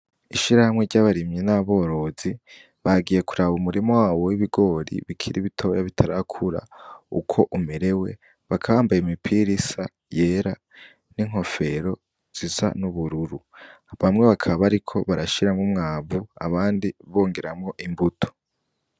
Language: Rundi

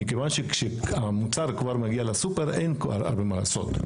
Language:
Hebrew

